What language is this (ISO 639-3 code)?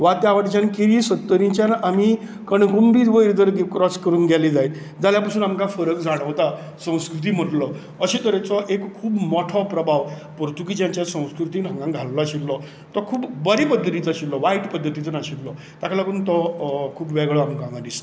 kok